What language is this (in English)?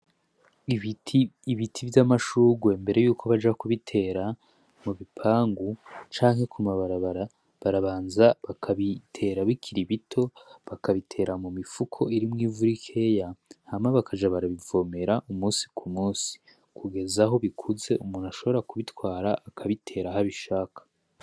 Rundi